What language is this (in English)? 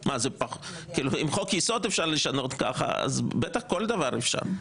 Hebrew